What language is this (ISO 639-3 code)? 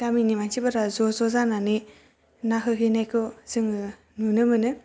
brx